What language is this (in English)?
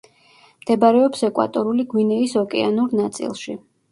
Georgian